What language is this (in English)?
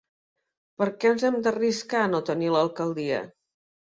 Catalan